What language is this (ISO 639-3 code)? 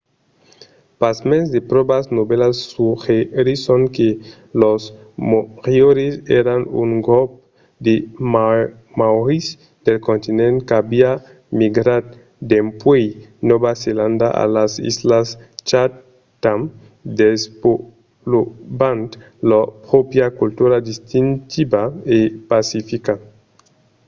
oci